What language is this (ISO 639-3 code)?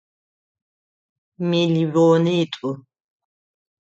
ady